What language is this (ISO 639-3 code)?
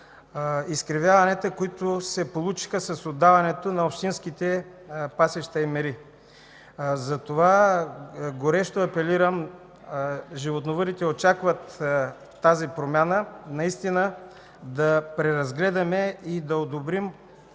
bul